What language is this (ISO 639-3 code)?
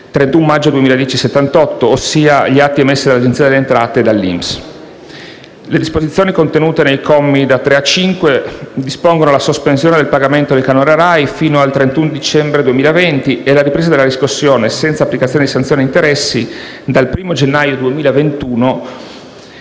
ita